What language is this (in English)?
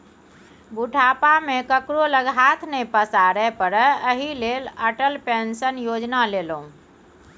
Maithili